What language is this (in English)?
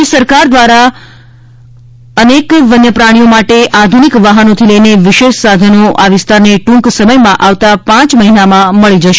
Gujarati